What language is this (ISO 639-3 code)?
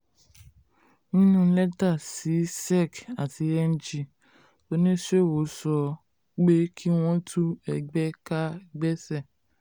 yor